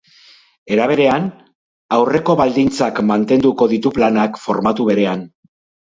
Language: Basque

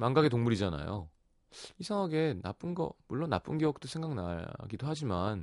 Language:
Korean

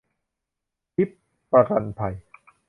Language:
Thai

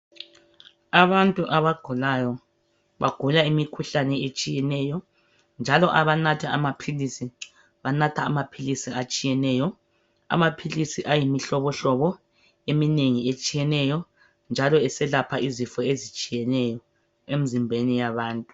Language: North Ndebele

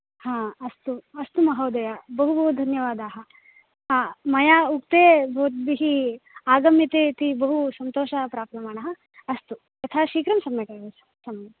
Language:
Sanskrit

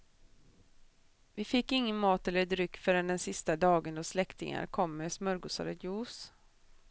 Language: Swedish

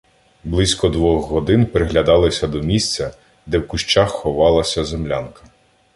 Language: Ukrainian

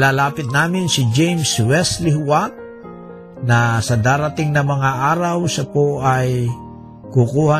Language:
Filipino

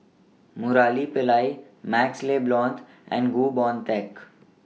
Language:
English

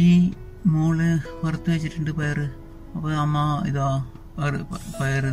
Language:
Malayalam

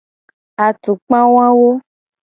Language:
Gen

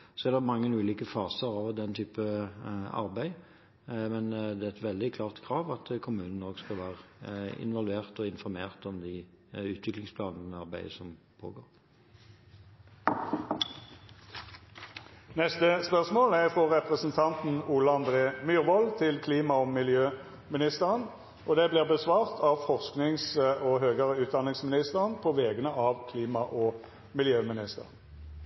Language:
Norwegian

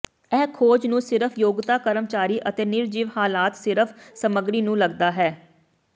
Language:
Punjabi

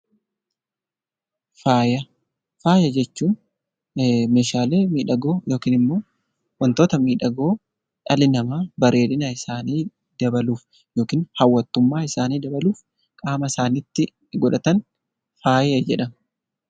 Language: Oromo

